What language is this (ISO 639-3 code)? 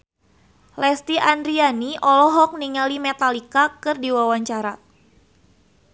sun